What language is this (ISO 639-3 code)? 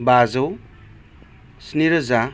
brx